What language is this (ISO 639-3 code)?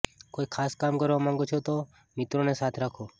guj